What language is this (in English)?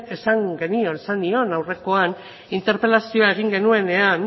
Basque